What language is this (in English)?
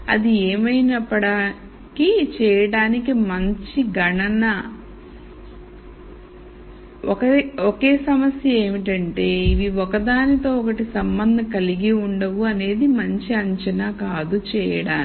Telugu